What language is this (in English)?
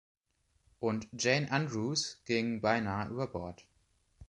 German